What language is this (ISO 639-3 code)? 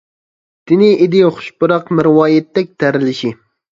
uig